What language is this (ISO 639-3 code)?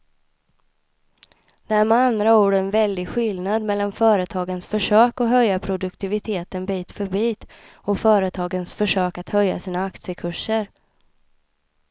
swe